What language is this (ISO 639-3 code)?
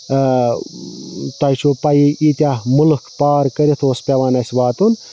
kas